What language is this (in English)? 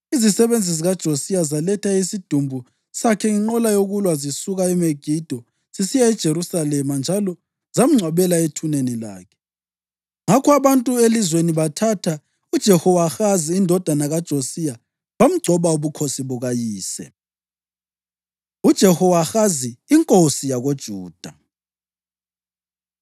North Ndebele